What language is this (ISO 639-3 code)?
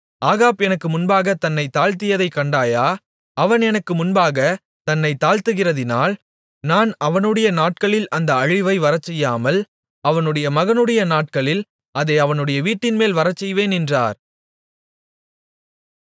tam